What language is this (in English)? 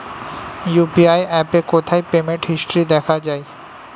Bangla